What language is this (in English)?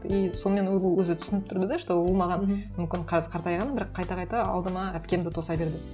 Kazakh